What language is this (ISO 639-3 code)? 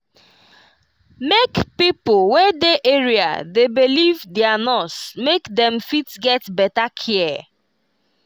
pcm